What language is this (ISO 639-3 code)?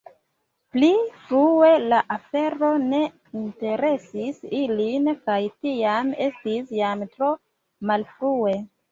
epo